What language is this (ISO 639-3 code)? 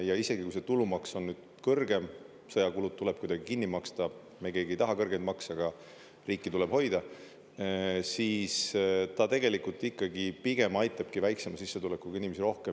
est